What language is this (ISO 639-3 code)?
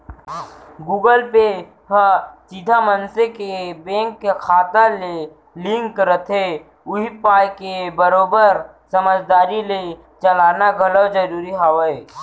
hne